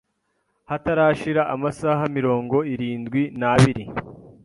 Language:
Kinyarwanda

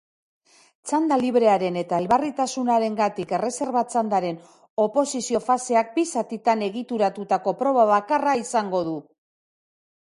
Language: Basque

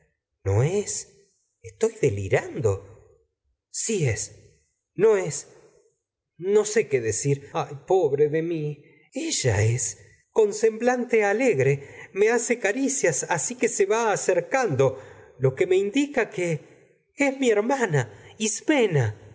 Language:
Spanish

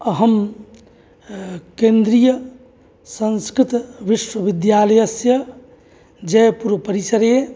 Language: Sanskrit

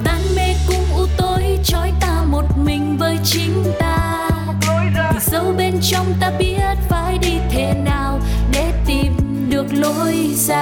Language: Vietnamese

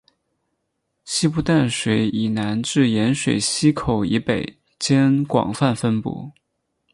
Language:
Chinese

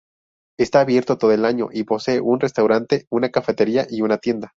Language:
Spanish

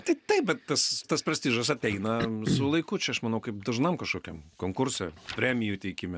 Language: Lithuanian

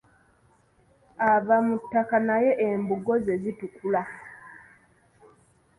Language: Ganda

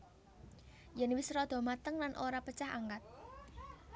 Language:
Javanese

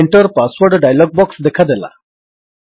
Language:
Odia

